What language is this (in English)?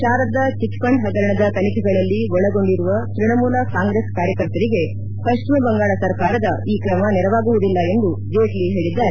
Kannada